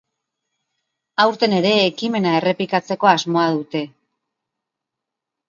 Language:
Basque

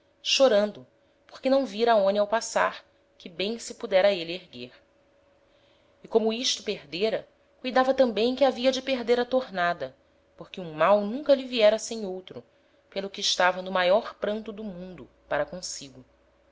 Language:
Portuguese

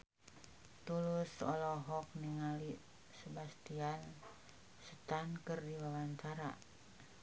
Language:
Sundanese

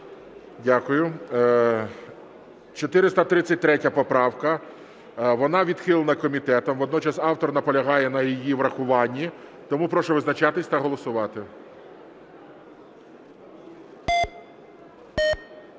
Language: Ukrainian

